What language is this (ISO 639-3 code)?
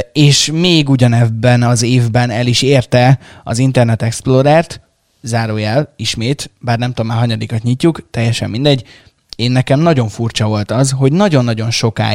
hun